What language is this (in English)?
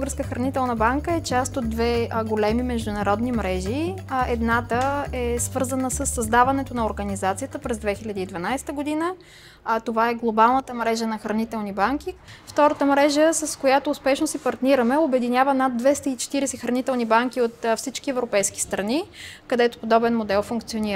Bulgarian